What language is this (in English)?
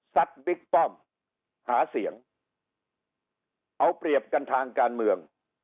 Thai